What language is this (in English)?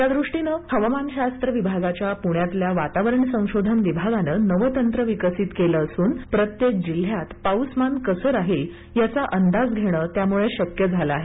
Marathi